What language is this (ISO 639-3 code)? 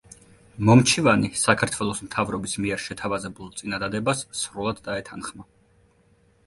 kat